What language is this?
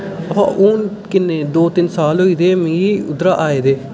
Dogri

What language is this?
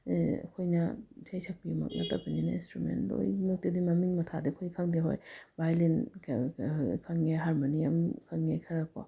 Manipuri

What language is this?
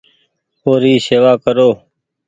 Goaria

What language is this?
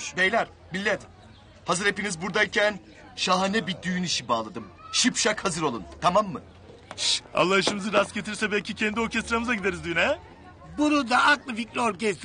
Turkish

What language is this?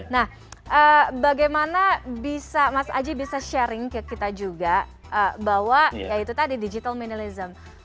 Indonesian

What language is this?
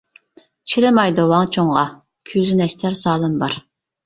Uyghur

